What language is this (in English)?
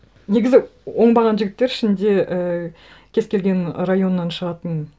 Kazakh